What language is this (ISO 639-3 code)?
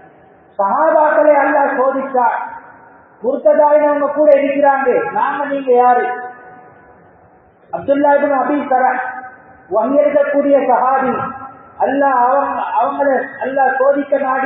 ara